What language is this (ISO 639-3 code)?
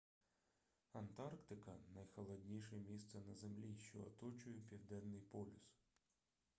ukr